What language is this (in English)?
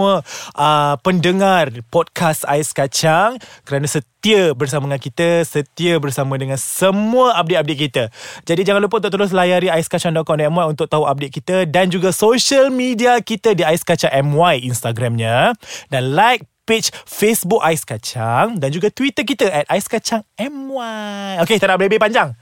Malay